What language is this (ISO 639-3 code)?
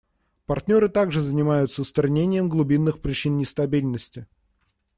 rus